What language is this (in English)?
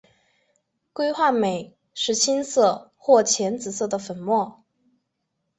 Chinese